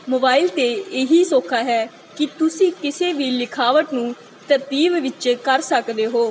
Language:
Punjabi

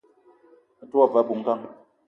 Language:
Eton (Cameroon)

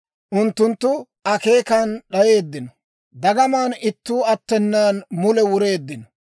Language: Dawro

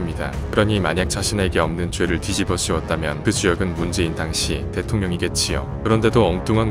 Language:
Korean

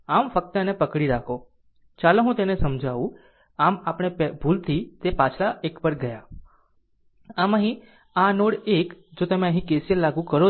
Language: Gujarati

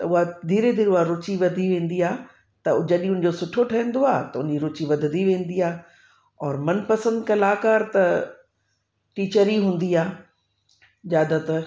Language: Sindhi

